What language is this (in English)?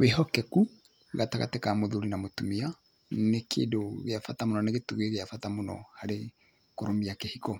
Kikuyu